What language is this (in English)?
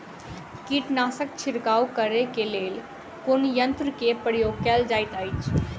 Maithili